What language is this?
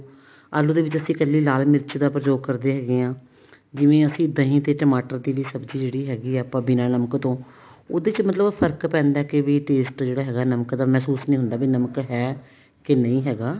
Punjabi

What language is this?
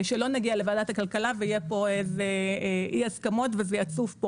Hebrew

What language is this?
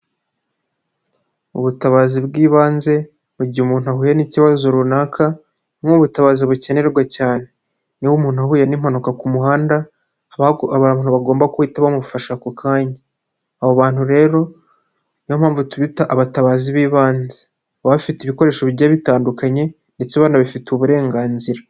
Kinyarwanda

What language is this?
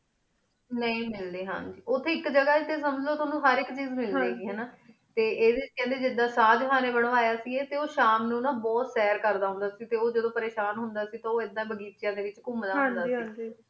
Punjabi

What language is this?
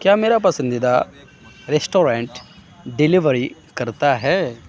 Urdu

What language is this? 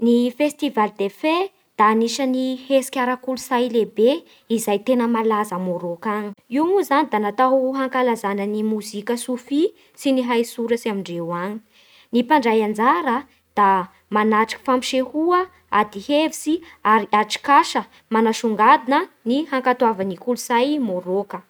Bara Malagasy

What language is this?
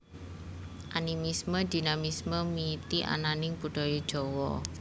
Javanese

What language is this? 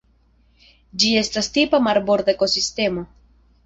Esperanto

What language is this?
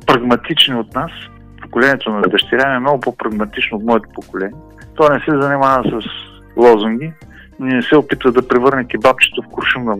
Bulgarian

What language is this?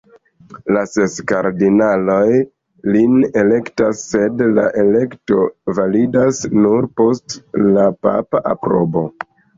Esperanto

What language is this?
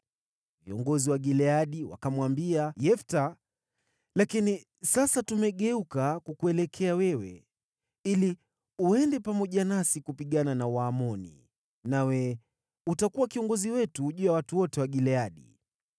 Swahili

